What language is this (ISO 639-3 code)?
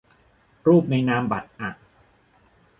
tha